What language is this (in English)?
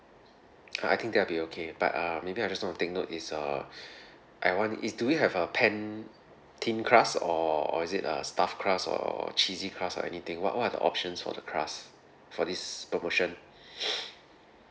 English